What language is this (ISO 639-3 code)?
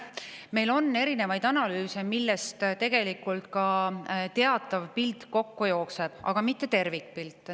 est